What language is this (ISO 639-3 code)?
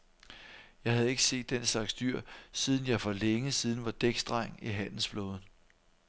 dan